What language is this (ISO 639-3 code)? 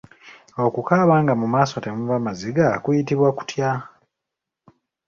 lug